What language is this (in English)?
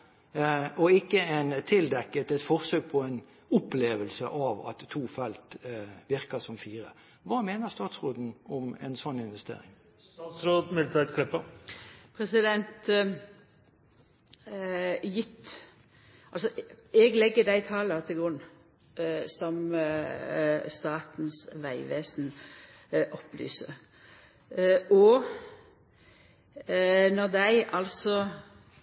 Norwegian